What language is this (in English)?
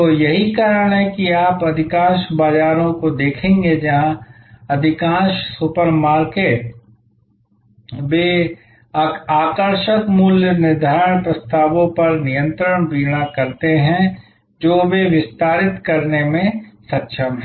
Hindi